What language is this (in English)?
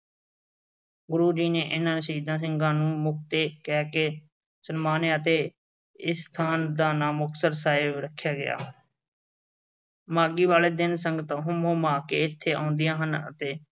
Punjabi